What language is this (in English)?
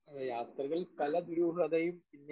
Malayalam